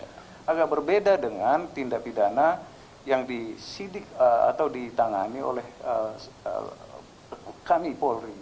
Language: Indonesian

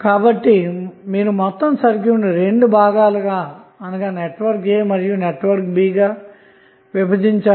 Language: Telugu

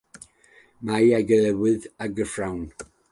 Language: Welsh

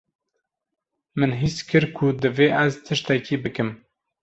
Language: Kurdish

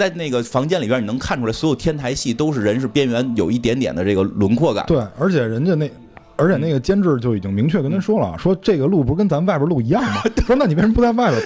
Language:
Chinese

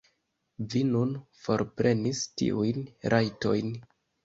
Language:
Esperanto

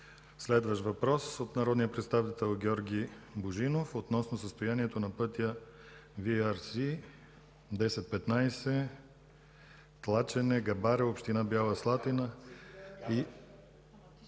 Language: Bulgarian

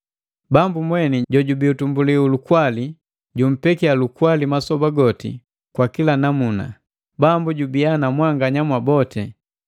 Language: Matengo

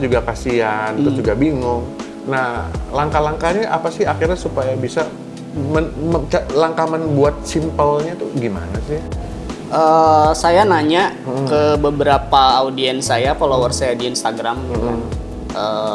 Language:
Indonesian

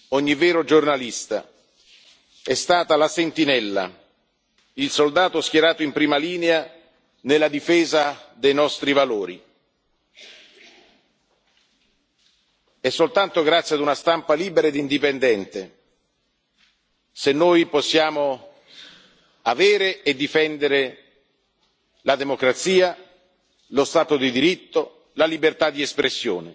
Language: Italian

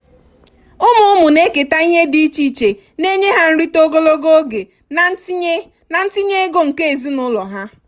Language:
Igbo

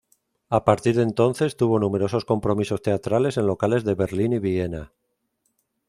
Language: Spanish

